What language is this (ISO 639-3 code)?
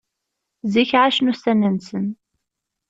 kab